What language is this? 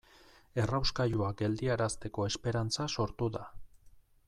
Basque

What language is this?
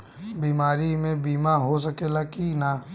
Bhojpuri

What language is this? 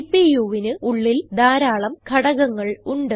Malayalam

